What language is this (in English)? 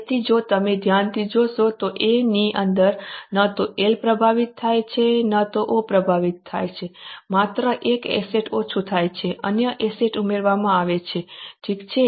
Gujarati